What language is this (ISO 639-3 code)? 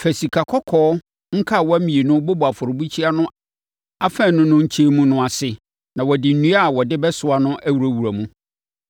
aka